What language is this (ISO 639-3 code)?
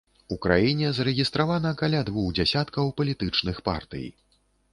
bel